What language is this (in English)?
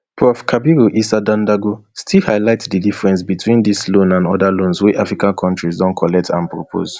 Nigerian Pidgin